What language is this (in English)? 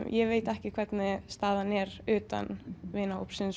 Icelandic